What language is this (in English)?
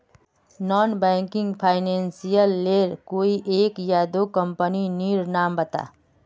Magahi